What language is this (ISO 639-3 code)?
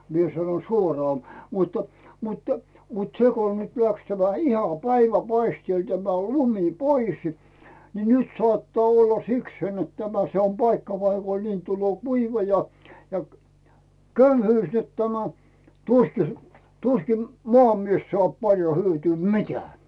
fin